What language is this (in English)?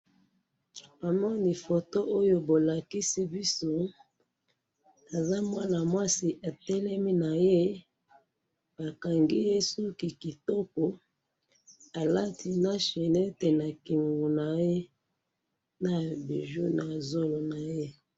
Lingala